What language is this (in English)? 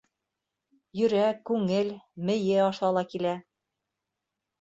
Bashkir